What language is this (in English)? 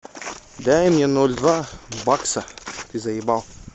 Russian